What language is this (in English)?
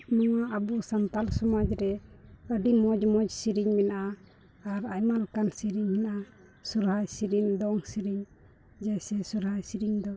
Santali